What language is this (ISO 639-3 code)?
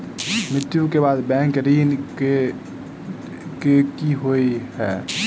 mai